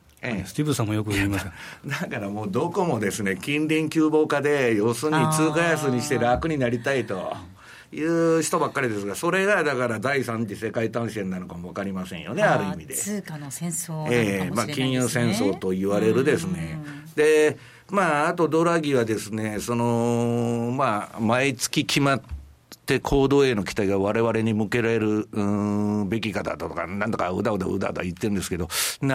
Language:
Japanese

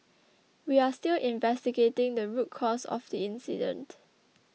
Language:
English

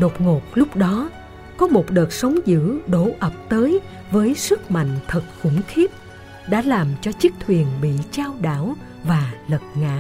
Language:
Vietnamese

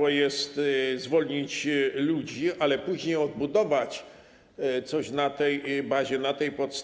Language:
Polish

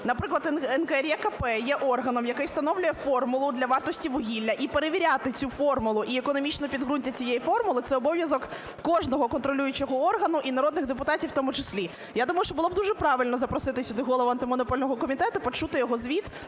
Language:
Ukrainian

